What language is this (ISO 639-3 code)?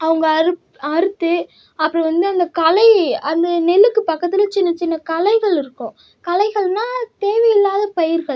tam